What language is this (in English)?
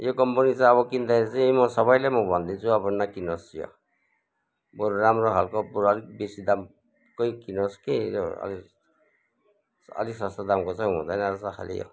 Nepali